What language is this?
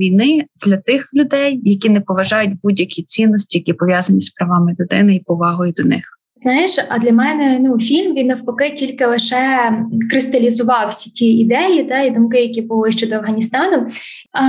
Ukrainian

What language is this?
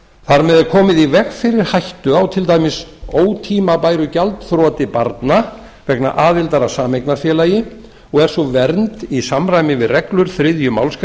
Icelandic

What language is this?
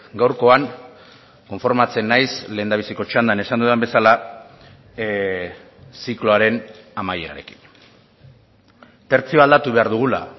Basque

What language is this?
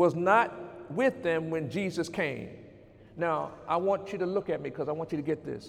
English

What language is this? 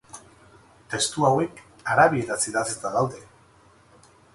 Basque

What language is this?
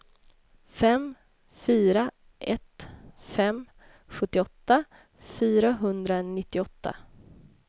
Swedish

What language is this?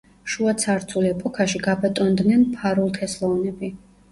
Georgian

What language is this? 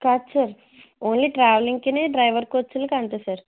Telugu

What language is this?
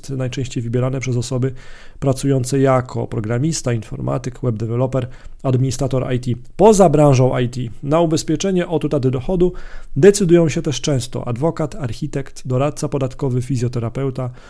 Polish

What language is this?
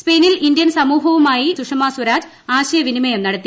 Malayalam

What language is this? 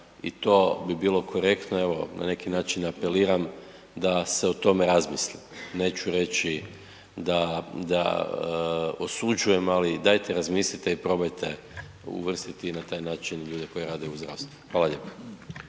Croatian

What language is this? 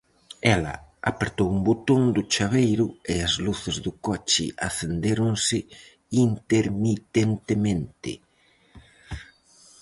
Galician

